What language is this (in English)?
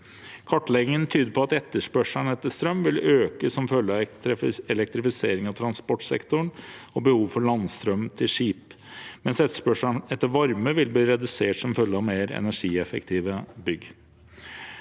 Norwegian